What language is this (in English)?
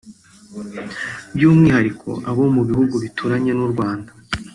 Kinyarwanda